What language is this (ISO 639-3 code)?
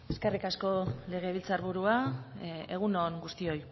eus